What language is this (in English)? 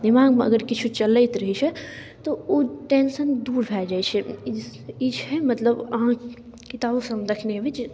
Maithili